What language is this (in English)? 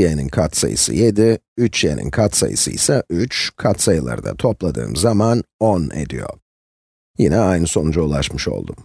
Turkish